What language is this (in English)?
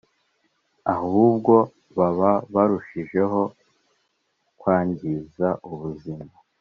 Kinyarwanda